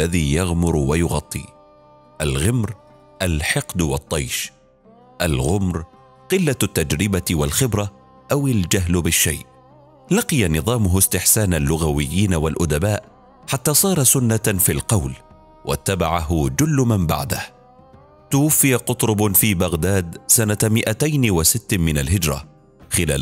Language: Arabic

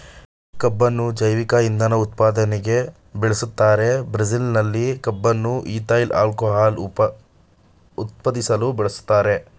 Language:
Kannada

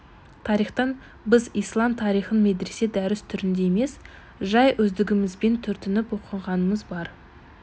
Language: Kazakh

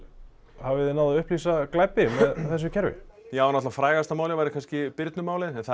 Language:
Icelandic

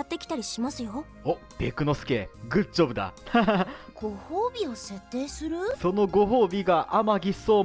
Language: Japanese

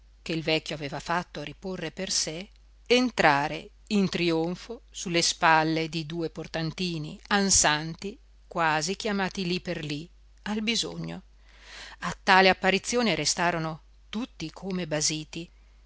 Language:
Italian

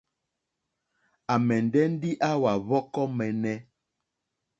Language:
Mokpwe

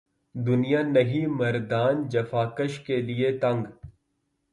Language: Urdu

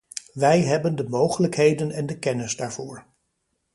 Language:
Dutch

